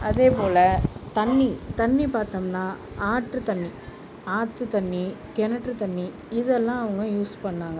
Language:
Tamil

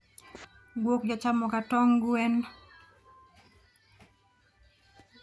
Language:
Luo (Kenya and Tanzania)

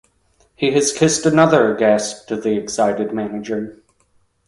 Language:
English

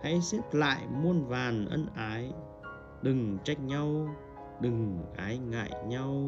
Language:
Vietnamese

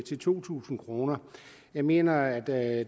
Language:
Danish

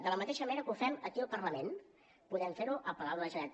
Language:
Catalan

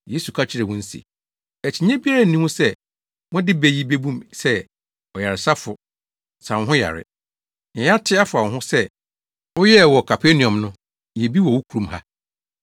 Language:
Akan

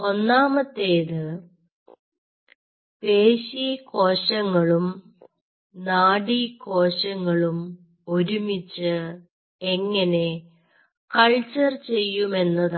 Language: Malayalam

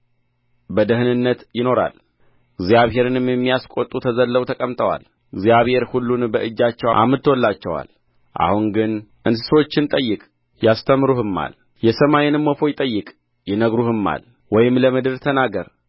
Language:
Amharic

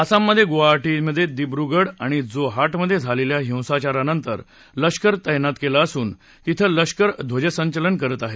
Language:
Marathi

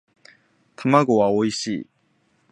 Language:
Japanese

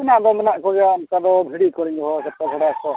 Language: Santali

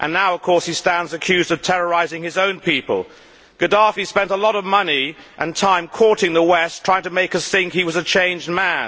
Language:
English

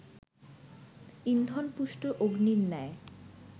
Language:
Bangla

